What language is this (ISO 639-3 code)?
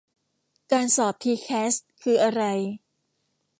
tha